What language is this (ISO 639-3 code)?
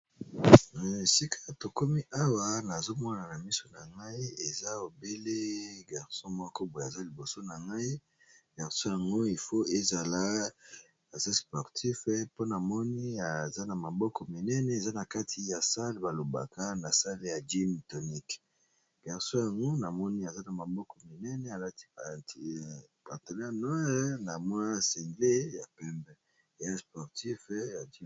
lin